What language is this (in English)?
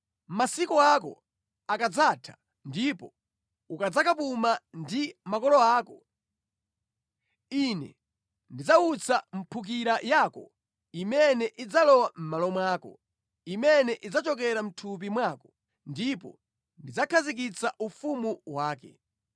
Nyanja